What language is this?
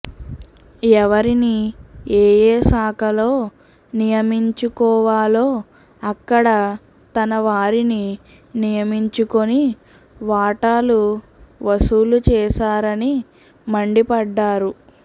Telugu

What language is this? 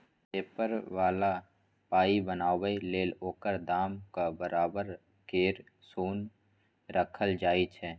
Maithili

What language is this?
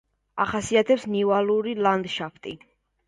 Georgian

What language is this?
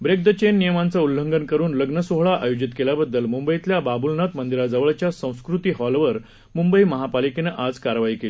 Marathi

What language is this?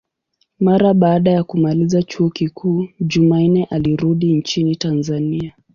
Swahili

